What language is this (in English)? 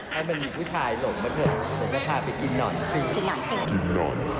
Thai